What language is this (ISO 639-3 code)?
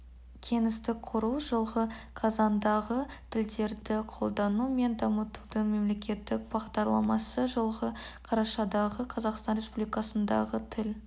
kaz